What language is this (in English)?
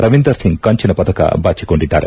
Kannada